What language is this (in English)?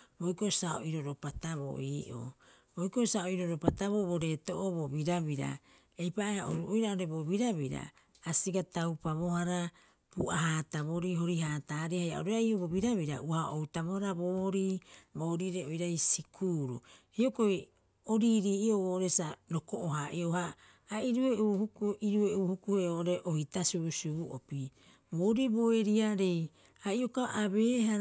Rapoisi